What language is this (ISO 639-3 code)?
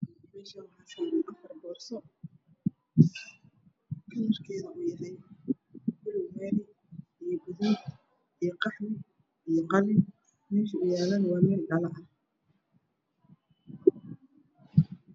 som